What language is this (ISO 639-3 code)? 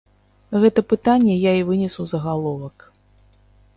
bel